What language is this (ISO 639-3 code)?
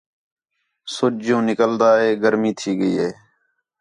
xhe